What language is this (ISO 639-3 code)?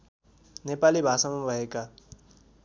nep